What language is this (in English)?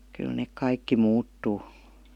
Finnish